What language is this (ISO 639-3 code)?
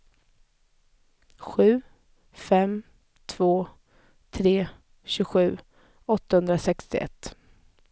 swe